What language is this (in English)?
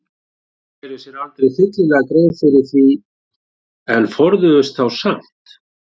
Icelandic